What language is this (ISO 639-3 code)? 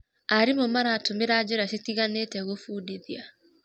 kik